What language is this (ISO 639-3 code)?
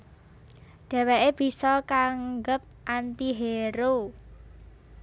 jav